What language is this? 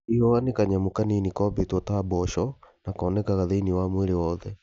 Kikuyu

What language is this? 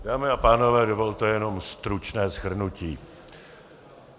Czech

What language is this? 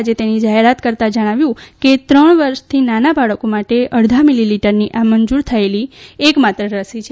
Gujarati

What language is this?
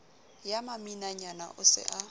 Southern Sotho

